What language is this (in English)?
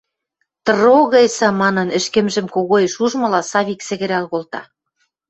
Western Mari